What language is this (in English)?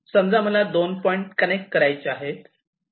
Marathi